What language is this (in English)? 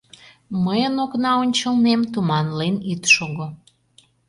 Mari